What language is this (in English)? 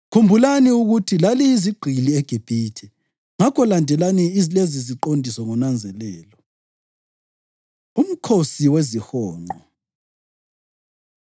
North Ndebele